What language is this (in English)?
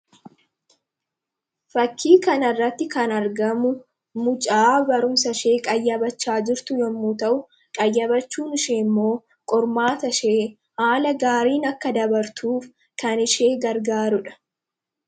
Oromo